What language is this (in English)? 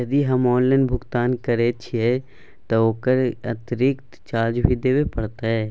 Maithili